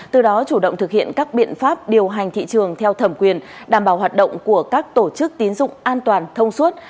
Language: Vietnamese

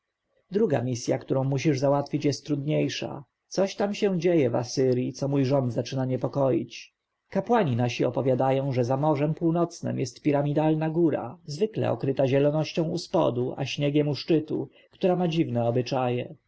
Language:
Polish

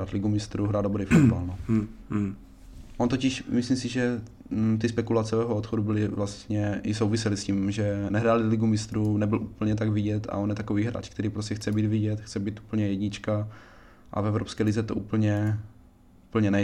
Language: Czech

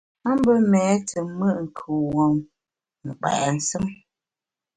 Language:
Bamun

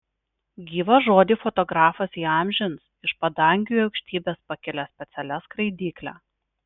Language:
Lithuanian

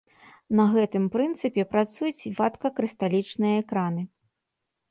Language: Belarusian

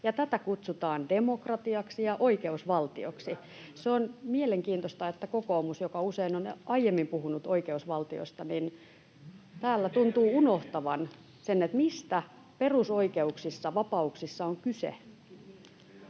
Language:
Finnish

